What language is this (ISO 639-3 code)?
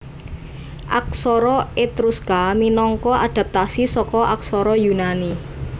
jav